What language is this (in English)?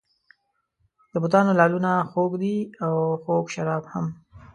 Pashto